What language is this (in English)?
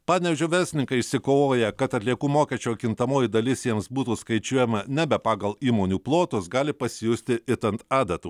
Lithuanian